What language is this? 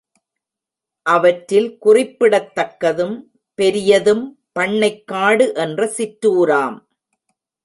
Tamil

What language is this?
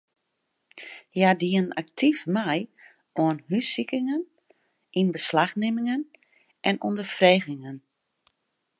Western Frisian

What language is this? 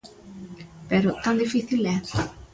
Galician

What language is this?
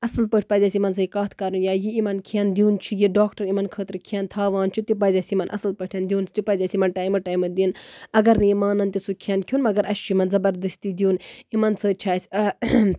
Kashmiri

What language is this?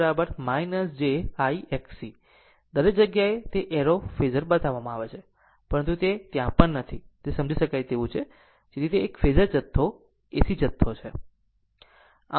Gujarati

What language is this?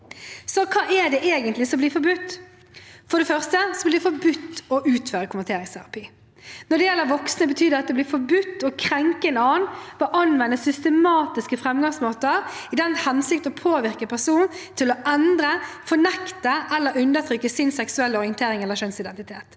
Norwegian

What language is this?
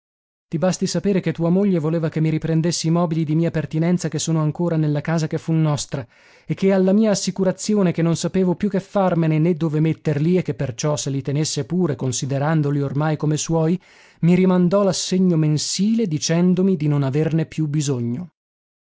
Italian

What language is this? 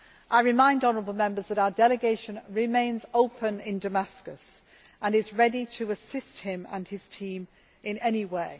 English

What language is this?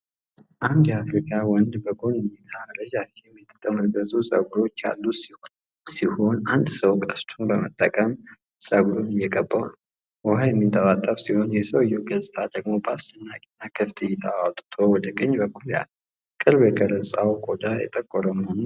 Amharic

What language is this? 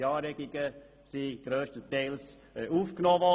Swiss German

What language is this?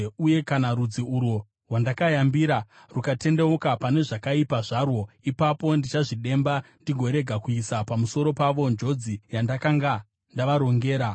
Shona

